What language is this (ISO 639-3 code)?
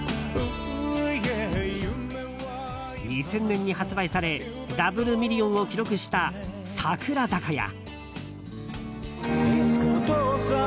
jpn